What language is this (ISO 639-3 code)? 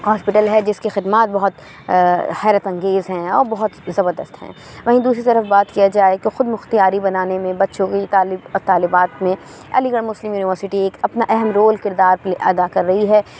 urd